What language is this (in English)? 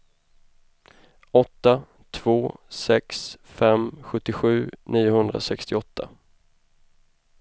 Swedish